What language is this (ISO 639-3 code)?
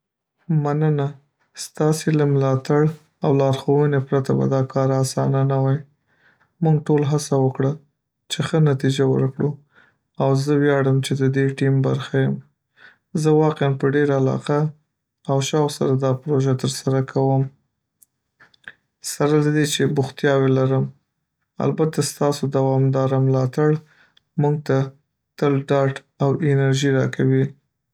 pus